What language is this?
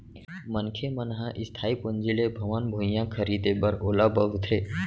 Chhattisgarhi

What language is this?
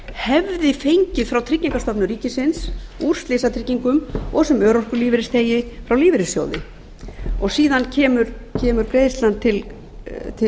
Icelandic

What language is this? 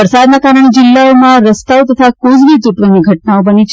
Gujarati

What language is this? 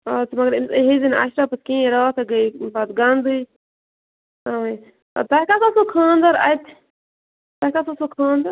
Kashmiri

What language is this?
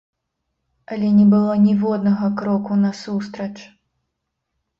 Belarusian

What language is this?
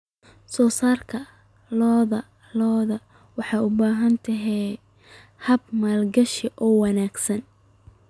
Somali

